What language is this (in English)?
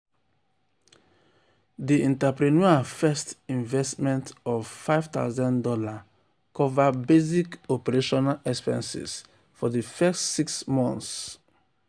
Nigerian Pidgin